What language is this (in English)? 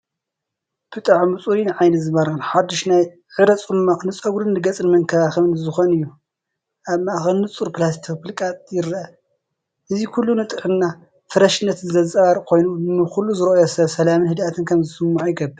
Tigrinya